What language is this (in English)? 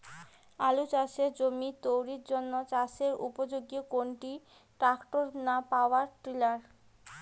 Bangla